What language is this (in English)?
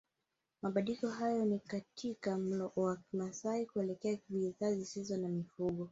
Swahili